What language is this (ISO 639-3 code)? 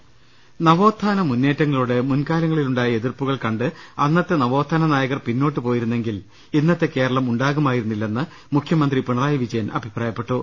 mal